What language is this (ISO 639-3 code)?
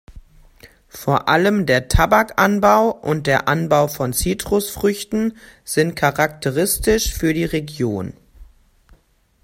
deu